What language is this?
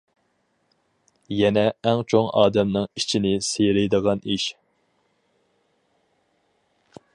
Uyghur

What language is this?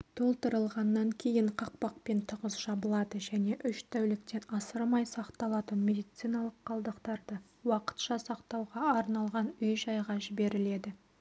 Kazakh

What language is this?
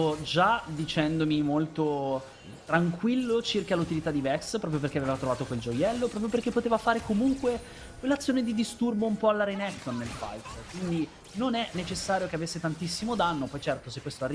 Italian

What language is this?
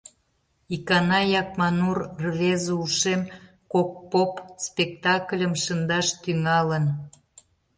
Mari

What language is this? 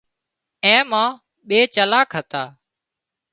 Wadiyara Koli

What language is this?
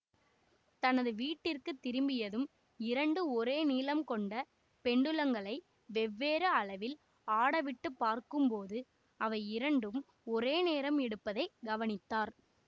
Tamil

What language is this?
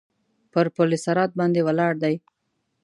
Pashto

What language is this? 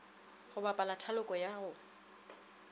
Northern Sotho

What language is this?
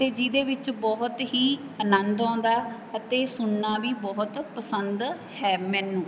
Punjabi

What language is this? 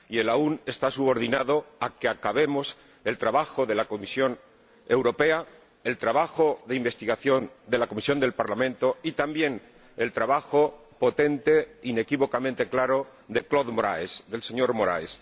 Spanish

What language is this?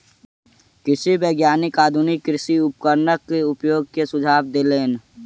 Maithili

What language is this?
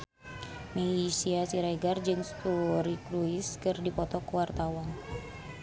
Sundanese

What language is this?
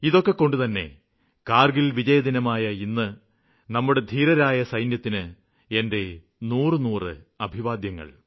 Malayalam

